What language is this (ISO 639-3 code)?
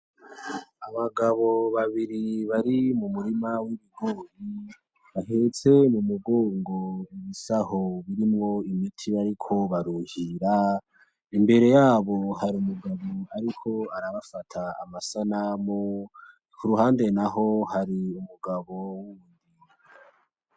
run